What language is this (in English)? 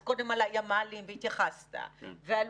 Hebrew